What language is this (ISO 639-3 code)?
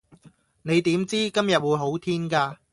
yue